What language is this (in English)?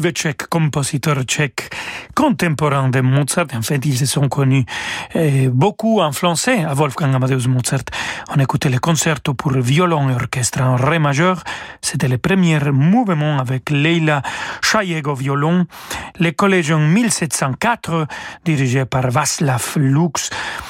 French